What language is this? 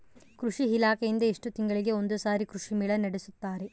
Kannada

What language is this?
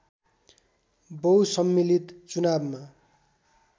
Nepali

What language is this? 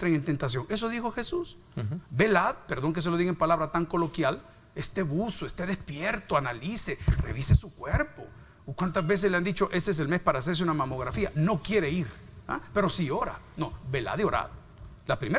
Spanish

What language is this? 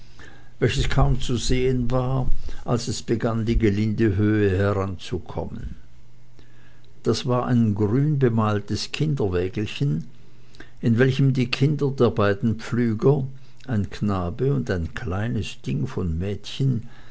German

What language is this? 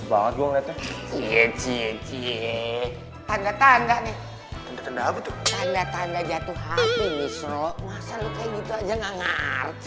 Indonesian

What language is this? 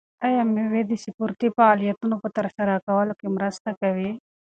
Pashto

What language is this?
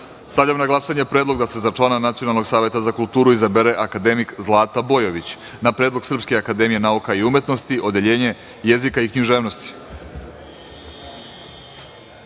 Serbian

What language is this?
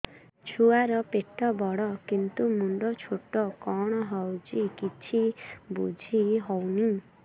Odia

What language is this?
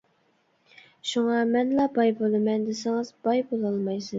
Uyghur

